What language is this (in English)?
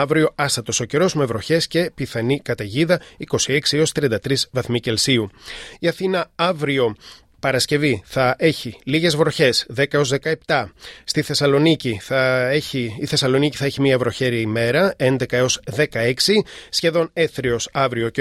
Greek